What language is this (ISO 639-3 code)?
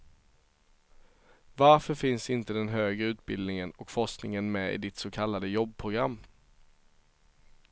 swe